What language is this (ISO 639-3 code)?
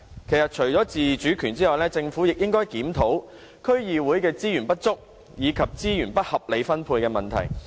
yue